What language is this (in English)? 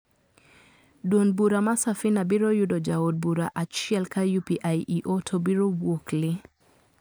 Luo (Kenya and Tanzania)